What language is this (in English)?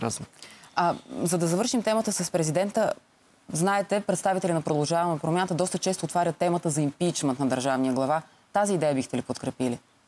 Bulgarian